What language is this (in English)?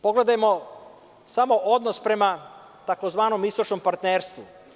Serbian